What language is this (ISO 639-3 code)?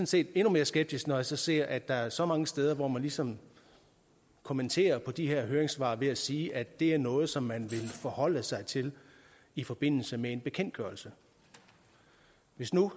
dan